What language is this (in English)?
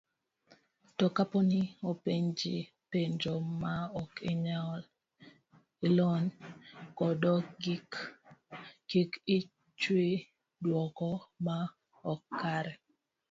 Luo (Kenya and Tanzania)